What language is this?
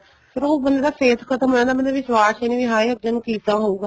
Punjabi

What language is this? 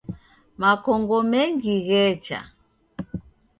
Taita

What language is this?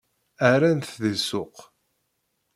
Kabyle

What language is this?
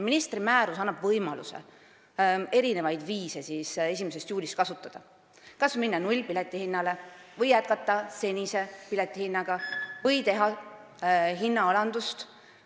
Estonian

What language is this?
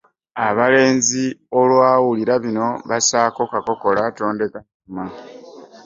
Ganda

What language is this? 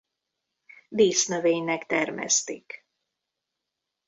Hungarian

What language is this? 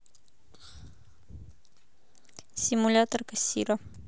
Russian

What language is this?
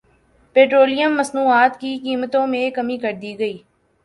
Urdu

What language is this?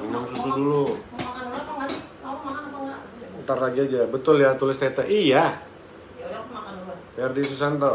Indonesian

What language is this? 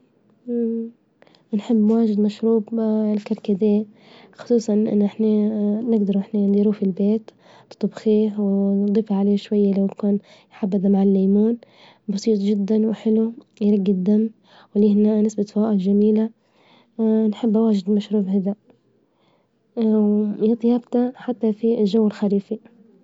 Libyan Arabic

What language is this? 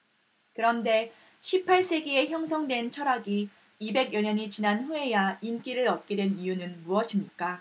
Korean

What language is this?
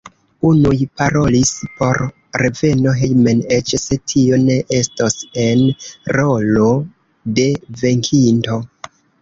Esperanto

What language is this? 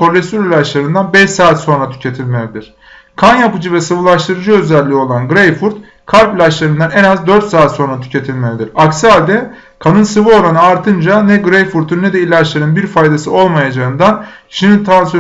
Turkish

